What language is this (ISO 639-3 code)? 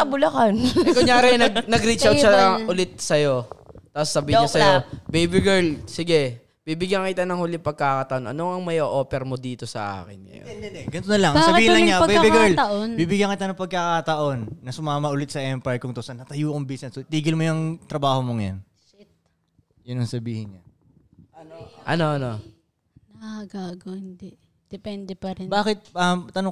fil